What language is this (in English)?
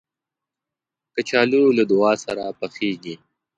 Pashto